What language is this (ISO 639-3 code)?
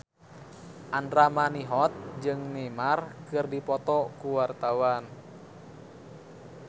sun